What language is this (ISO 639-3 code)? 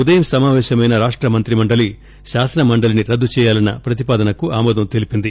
tel